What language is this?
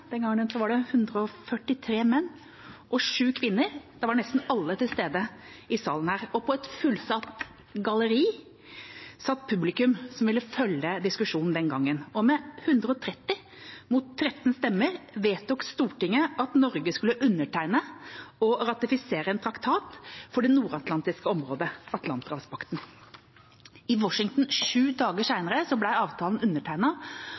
Norwegian Bokmål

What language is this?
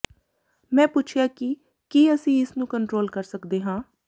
Punjabi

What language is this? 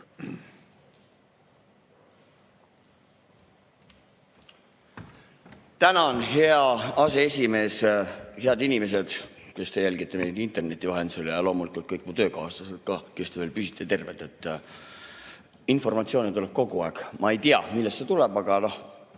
Estonian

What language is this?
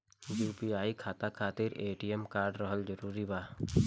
Bhojpuri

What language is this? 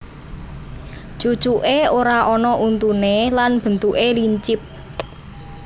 Javanese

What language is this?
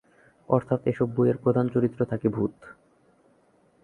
Bangla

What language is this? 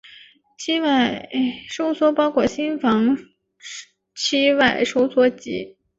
Chinese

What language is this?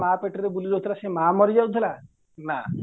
Odia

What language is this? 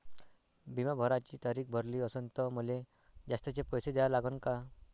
Marathi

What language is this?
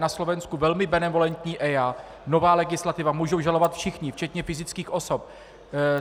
Czech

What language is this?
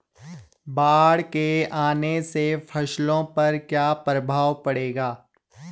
Hindi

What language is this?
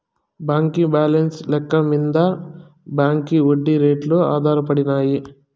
Telugu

